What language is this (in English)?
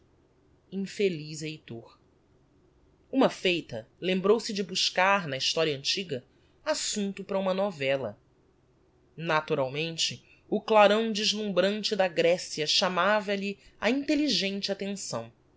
Portuguese